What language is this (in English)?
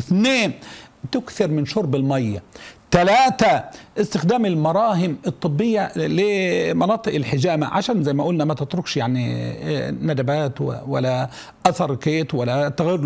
Arabic